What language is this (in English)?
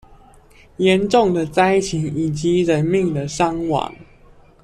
Chinese